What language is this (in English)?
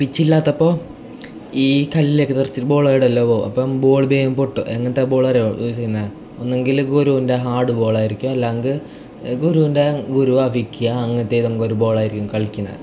Malayalam